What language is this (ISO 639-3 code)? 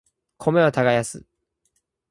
jpn